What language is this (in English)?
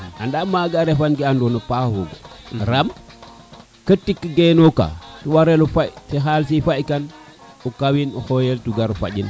Serer